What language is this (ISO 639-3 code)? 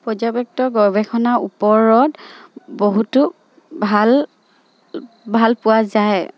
asm